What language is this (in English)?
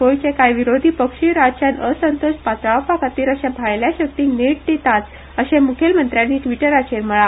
Konkani